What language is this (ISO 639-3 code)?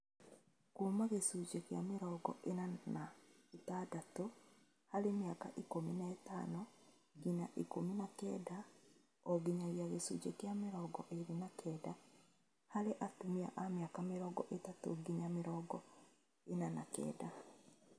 kik